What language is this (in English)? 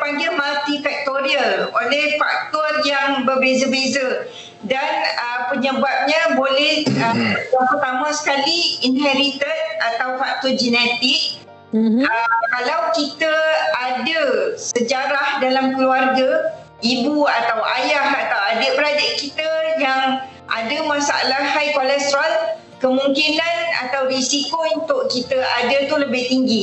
Malay